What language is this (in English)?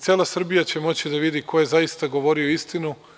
Serbian